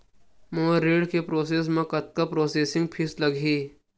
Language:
Chhattisgarhi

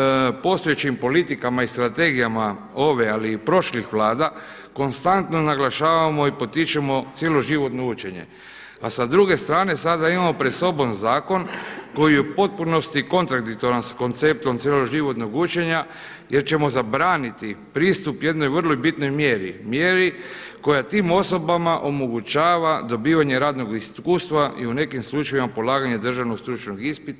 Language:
Croatian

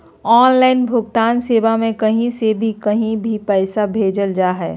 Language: Magahi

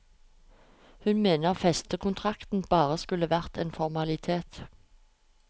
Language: Norwegian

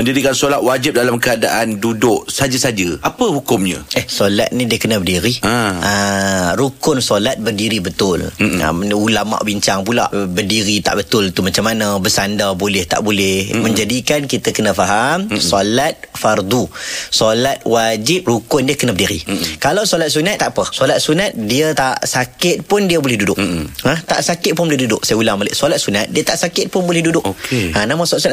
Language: Malay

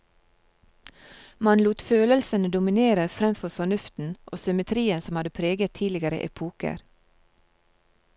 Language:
Norwegian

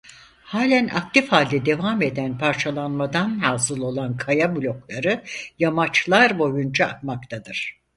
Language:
Turkish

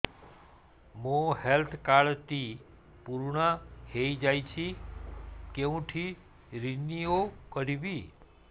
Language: Odia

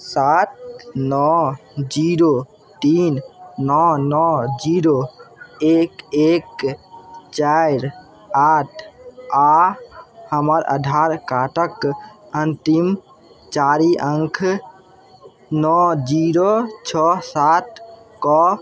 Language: Maithili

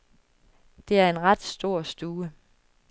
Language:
Danish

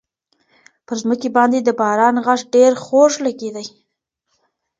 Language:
Pashto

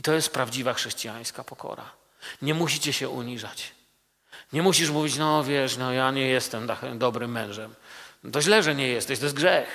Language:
Polish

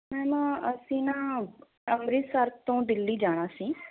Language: Punjabi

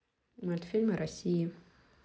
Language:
Russian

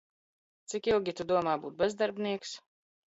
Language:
Latvian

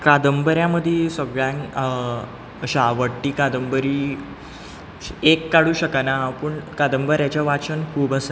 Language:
Konkani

